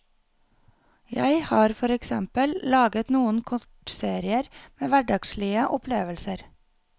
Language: Norwegian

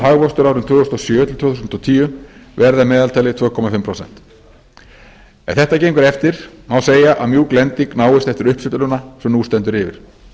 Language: Icelandic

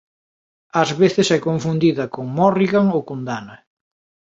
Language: Galician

